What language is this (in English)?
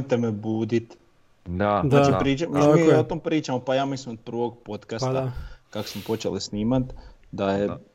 Croatian